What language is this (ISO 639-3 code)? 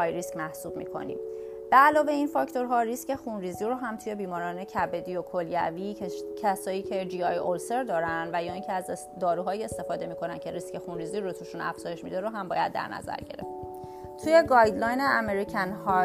fas